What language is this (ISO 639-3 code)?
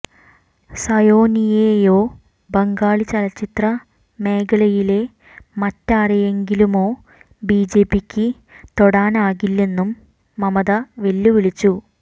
mal